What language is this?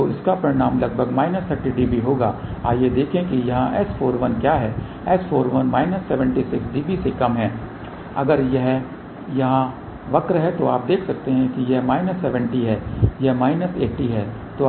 Hindi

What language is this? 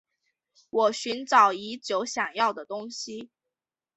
Chinese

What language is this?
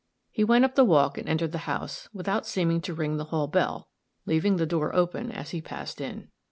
English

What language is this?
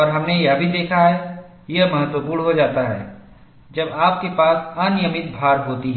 Hindi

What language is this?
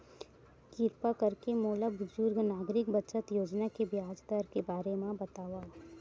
Chhattisgarhi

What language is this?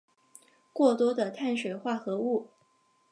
Chinese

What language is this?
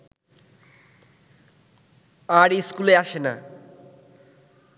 Bangla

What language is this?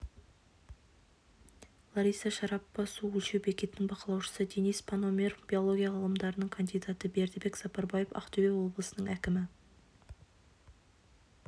Kazakh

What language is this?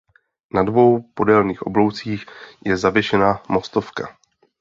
Czech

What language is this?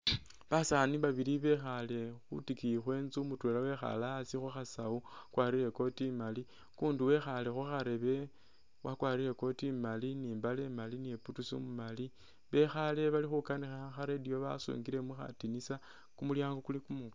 Masaaba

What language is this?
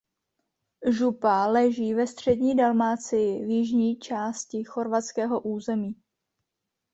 Czech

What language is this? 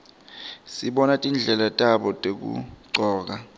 Swati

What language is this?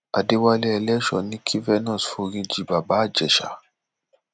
Yoruba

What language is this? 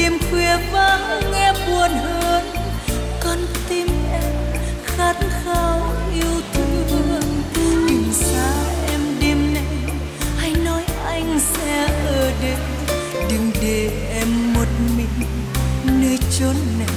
Vietnamese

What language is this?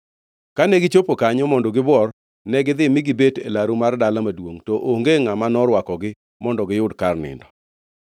Luo (Kenya and Tanzania)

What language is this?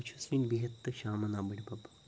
Kashmiri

